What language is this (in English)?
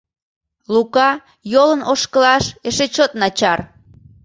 Mari